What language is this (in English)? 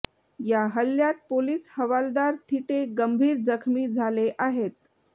Marathi